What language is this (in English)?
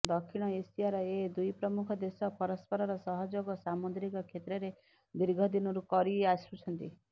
Odia